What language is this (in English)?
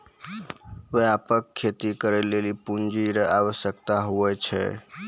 Maithili